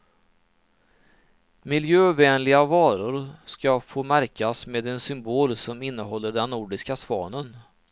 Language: Swedish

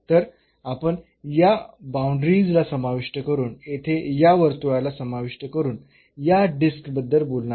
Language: Marathi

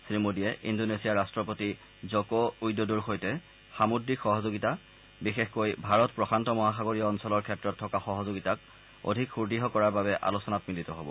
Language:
Assamese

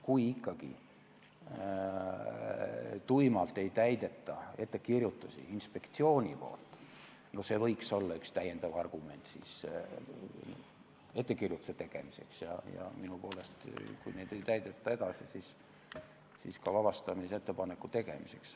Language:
Estonian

